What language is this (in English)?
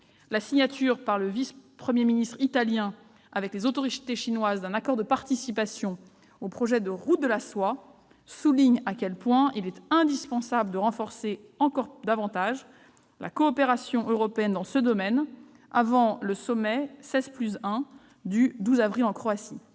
French